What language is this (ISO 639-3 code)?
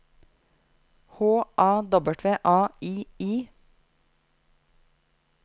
nor